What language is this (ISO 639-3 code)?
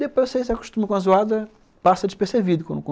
por